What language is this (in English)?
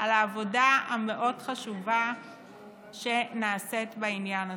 Hebrew